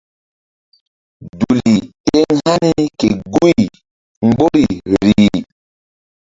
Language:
Mbum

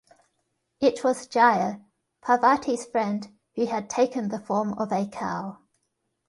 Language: English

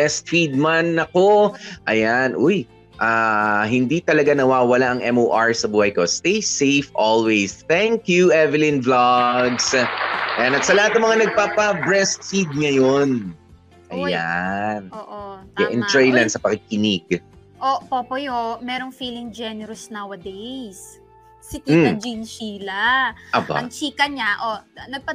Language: Filipino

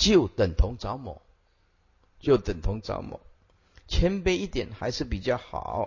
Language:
Chinese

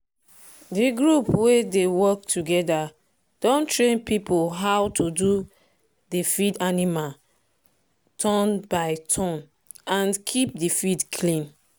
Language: Nigerian Pidgin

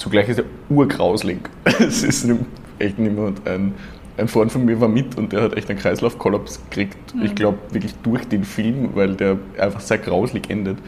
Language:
German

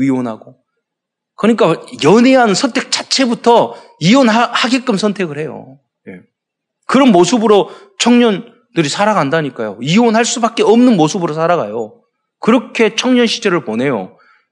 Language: Korean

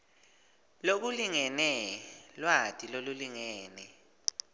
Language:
Swati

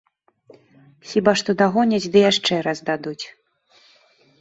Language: Belarusian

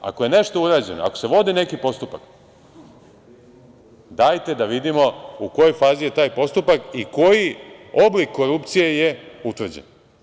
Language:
Serbian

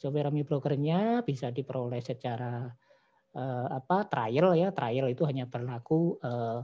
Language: Indonesian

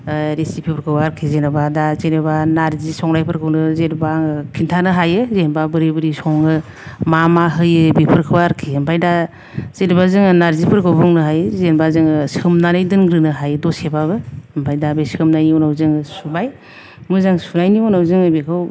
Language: Bodo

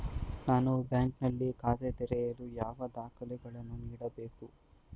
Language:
Kannada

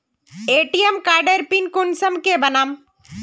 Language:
Magahi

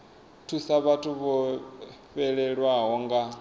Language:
Venda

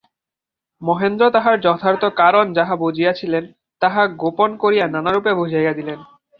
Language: Bangla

